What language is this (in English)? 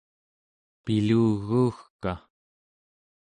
Central Yupik